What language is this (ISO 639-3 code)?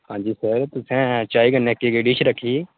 doi